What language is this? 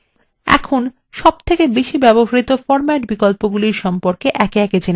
Bangla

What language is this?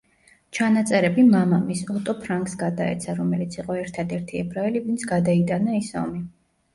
Georgian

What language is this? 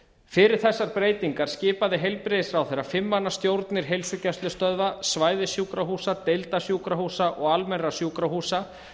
Icelandic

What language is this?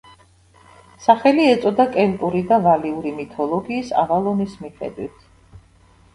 Georgian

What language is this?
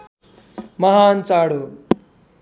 Nepali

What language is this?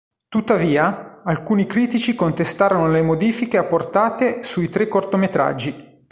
Italian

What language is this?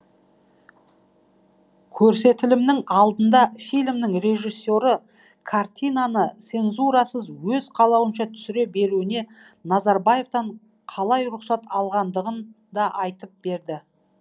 Kazakh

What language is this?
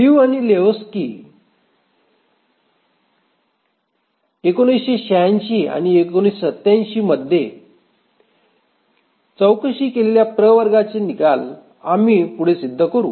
Marathi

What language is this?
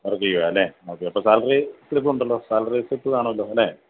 Malayalam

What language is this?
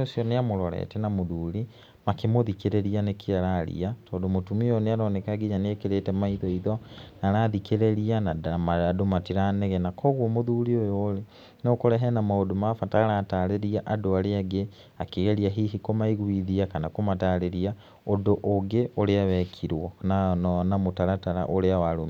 Kikuyu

